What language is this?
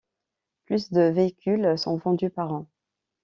French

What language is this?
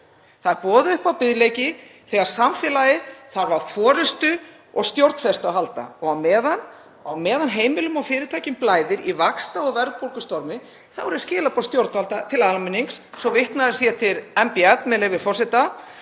Icelandic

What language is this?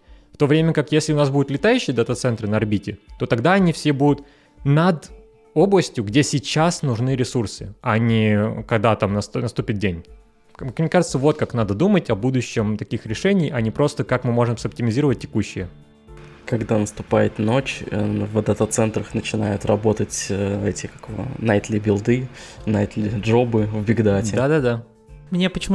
Russian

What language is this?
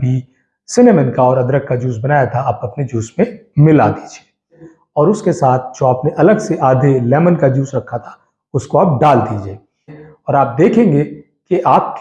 Hindi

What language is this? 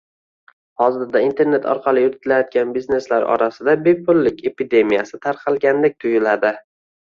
Uzbek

